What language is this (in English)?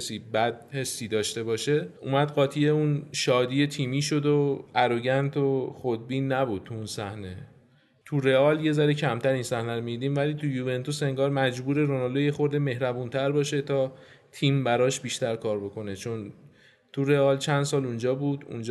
Persian